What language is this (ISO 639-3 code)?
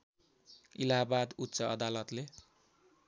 nep